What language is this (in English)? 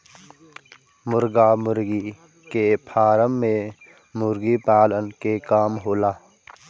Bhojpuri